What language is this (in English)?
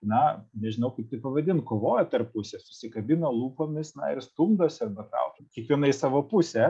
Lithuanian